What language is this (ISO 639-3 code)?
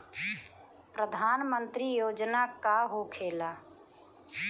bho